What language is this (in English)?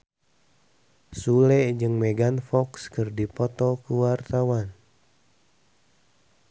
Sundanese